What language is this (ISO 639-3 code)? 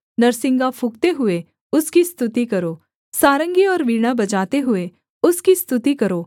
hin